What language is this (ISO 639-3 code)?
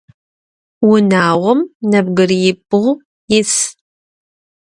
ady